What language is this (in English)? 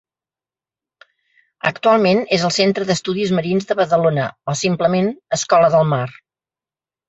Catalan